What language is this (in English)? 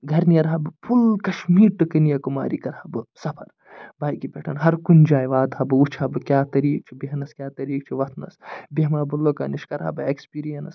Kashmiri